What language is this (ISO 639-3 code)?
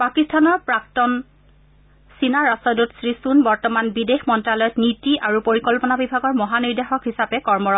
asm